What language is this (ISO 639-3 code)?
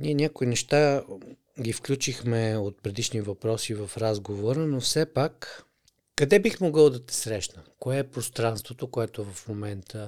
bul